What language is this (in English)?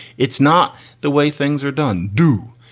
English